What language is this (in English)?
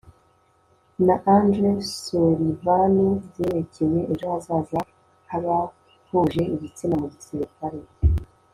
Kinyarwanda